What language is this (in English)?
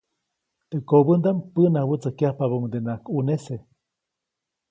Copainalá Zoque